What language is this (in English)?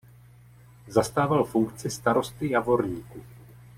Czech